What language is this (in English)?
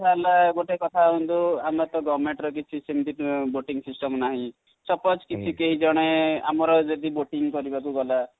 Odia